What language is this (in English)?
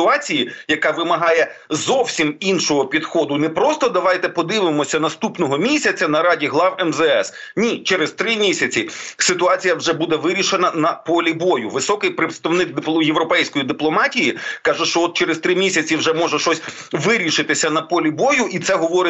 Ukrainian